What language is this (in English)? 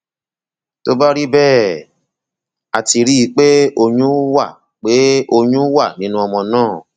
Yoruba